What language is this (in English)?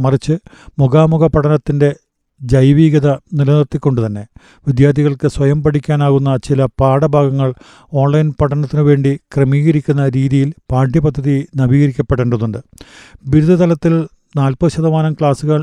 Malayalam